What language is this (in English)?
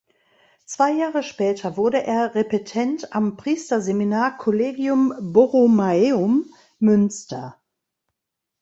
German